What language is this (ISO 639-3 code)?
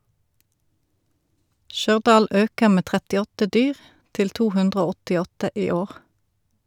nor